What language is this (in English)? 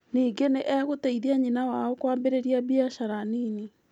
Kikuyu